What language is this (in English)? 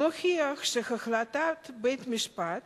Hebrew